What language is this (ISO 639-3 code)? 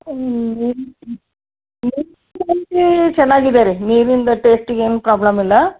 kan